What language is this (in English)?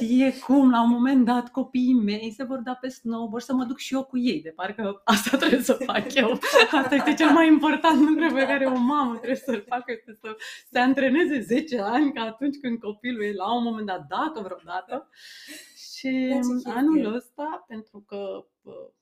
Romanian